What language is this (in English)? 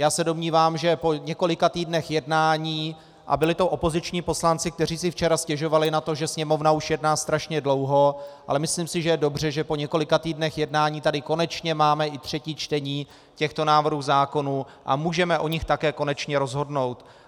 Czech